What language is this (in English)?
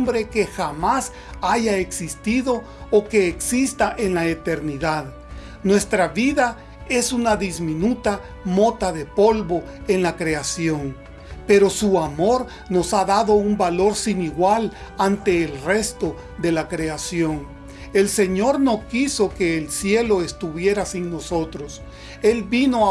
Spanish